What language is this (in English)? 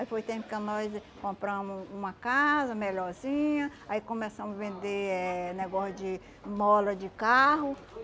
Portuguese